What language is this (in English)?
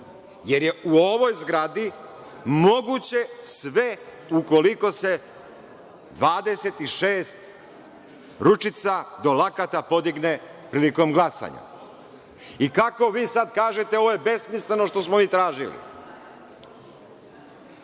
Serbian